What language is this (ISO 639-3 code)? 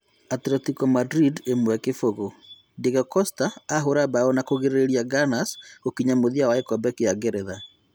kik